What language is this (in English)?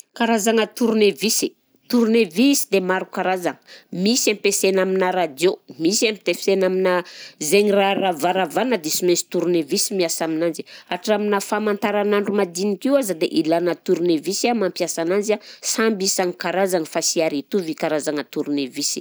Southern Betsimisaraka Malagasy